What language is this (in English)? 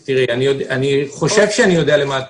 Hebrew